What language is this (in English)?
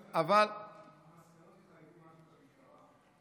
Hebrew